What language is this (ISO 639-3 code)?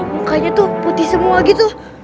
ind